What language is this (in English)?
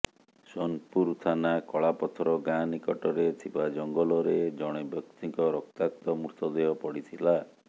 Odia